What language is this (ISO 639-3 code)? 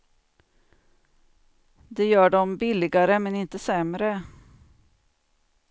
swe